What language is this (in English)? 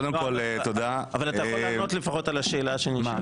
Hebrew